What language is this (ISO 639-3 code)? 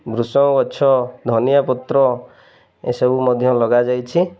ori